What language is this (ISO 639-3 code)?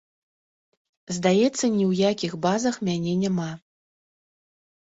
bel